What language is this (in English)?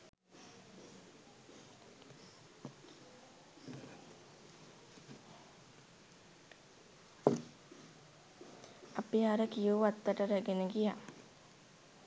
Sinhala